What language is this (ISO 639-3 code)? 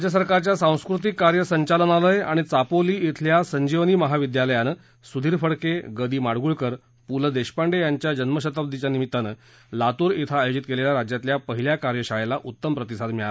mar